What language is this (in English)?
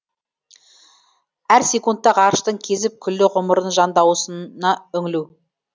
Kazakh